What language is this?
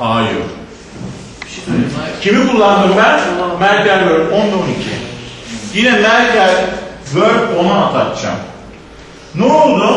Turkish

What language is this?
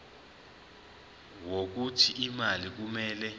Zulu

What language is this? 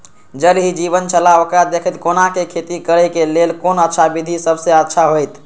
Maithili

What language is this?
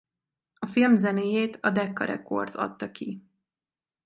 Hungarian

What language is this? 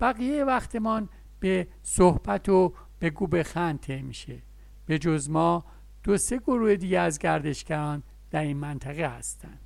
Persian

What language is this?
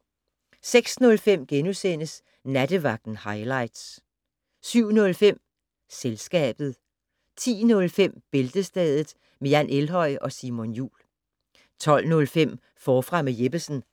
Danish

